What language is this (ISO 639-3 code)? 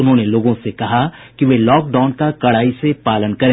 hin